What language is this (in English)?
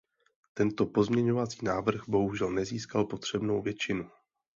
Czech